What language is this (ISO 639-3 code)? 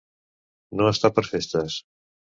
cat